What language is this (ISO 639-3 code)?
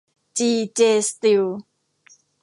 tha